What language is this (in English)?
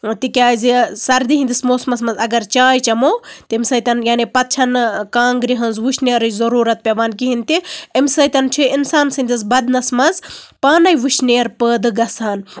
Kashmiri